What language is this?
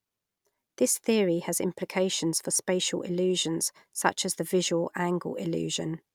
English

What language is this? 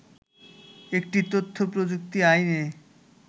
Bangla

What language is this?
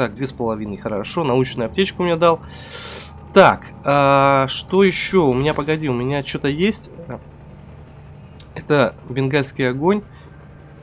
Russian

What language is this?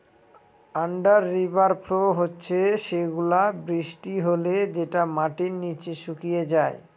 Bangla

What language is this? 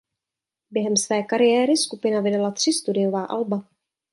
Czech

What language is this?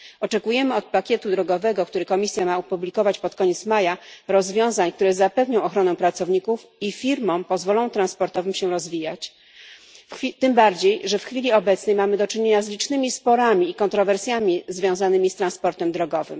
Polish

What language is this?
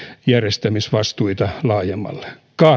Finnish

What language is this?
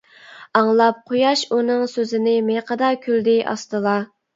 Uyghur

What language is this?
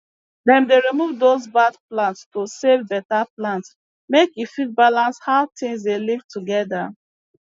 Nigerian Pidgin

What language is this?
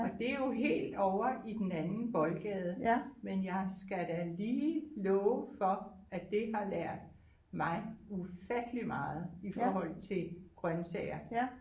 Danish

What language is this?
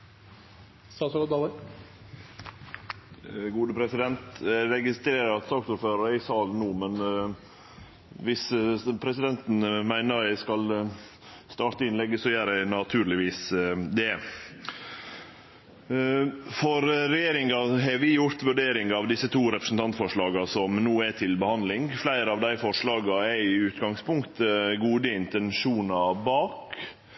Norwegian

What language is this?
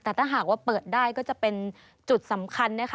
Thai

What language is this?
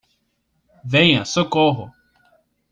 Portuguese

